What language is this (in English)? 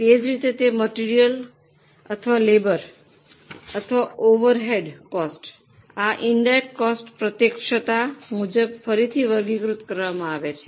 Gujarati